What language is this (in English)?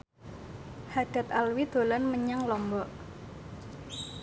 Javanese